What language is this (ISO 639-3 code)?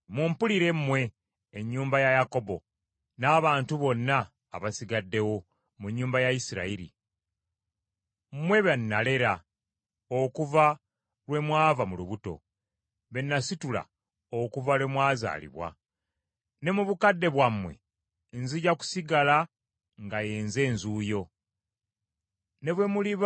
lug